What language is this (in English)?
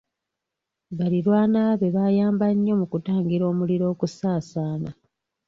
Ganda